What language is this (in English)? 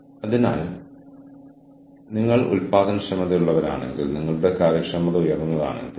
Malayalam